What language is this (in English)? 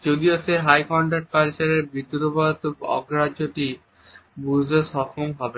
Bangla